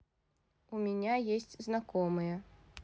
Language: Russian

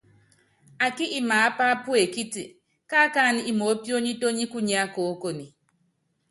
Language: Yangben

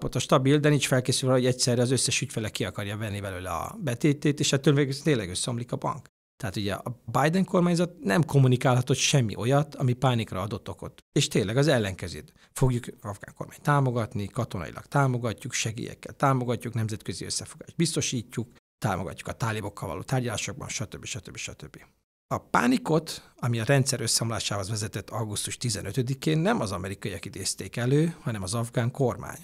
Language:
Hungarian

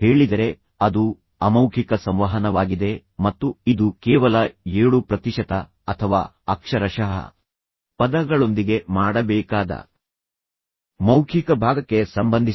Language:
Kannada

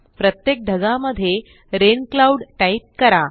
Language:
Marathi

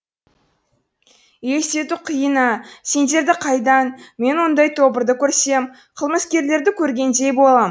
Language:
Kazakh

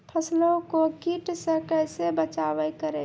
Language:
Maithili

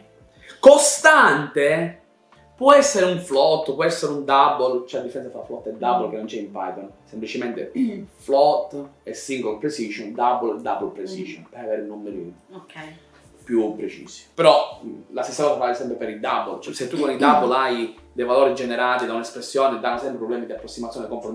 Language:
Italian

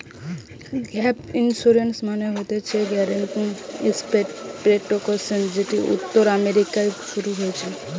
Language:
Bangla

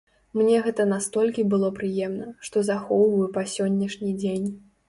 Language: Belarusian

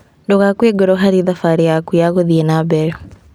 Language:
Kikuyu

